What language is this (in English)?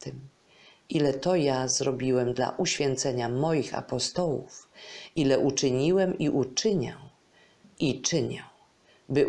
Polish